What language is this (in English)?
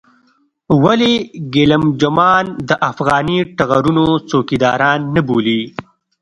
Pashto